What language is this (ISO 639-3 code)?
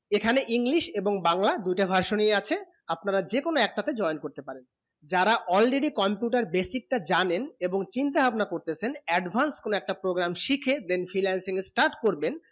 ben